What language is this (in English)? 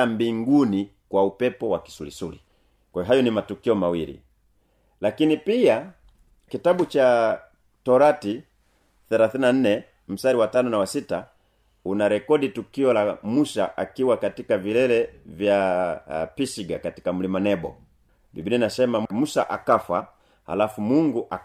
Swahili